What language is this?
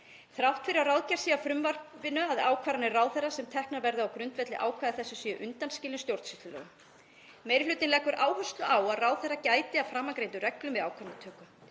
Icelandic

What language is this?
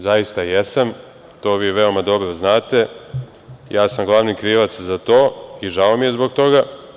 Serbian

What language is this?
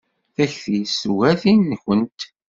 Kabyle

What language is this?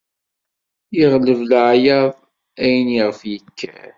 Kabyle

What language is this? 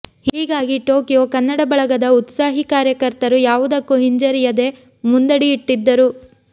Kannada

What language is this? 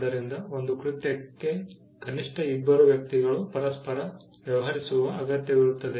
Kannada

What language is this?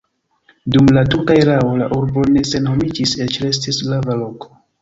Esperanto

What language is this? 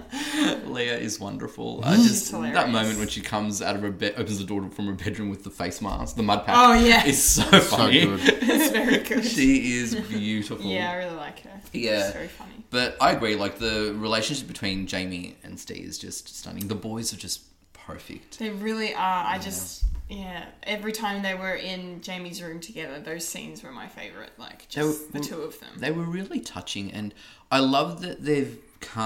English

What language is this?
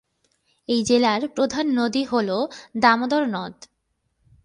Bangla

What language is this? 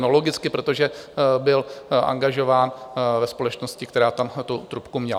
Czech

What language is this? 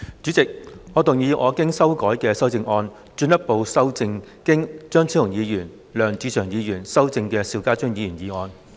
Cantonese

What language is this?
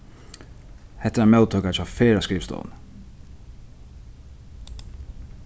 Faroese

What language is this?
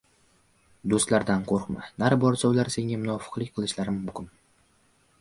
Uzbek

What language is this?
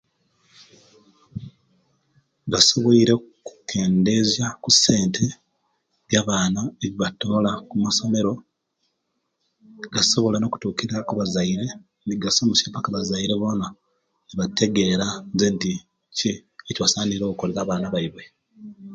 Kenyi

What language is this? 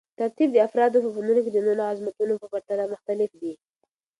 Pashto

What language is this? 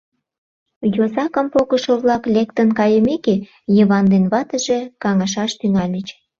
Mari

